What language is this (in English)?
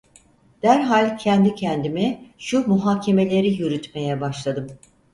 Turkish